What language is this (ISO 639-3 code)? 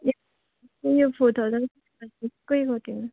nep